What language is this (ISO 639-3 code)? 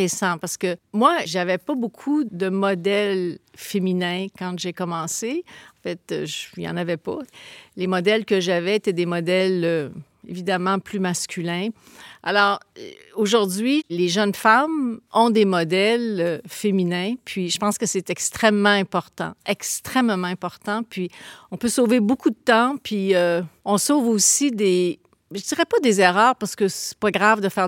fra